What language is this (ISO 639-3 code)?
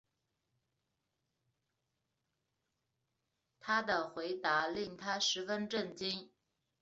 zho